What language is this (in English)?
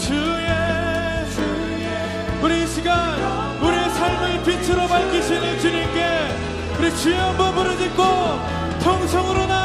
Korean